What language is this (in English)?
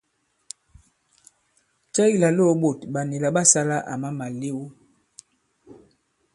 Bankon